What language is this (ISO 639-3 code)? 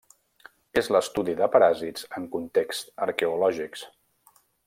cat